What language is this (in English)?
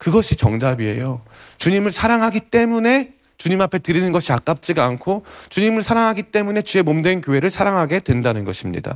Korean